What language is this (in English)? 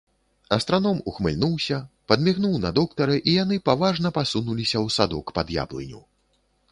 Belarusian